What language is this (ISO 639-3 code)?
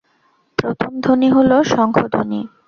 ben